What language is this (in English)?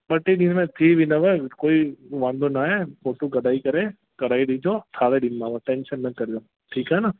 Sindhi